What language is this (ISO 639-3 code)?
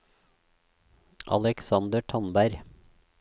nor